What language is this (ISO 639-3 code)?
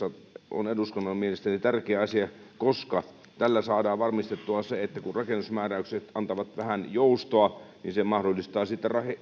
fin